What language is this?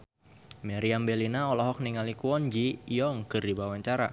Sundanese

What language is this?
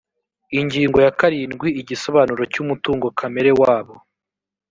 Kinyarwanda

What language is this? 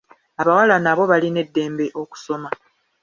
Ganda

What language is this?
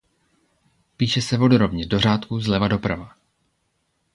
Czech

